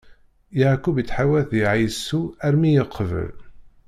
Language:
Kabyle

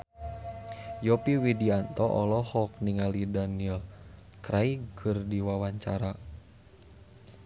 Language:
Sundanese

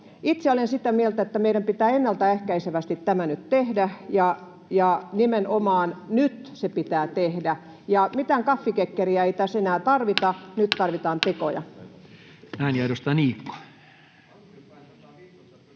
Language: Finnish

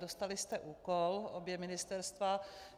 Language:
Czech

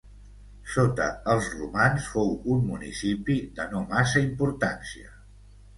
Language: Catalan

